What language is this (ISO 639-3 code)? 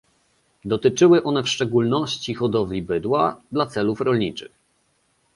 pol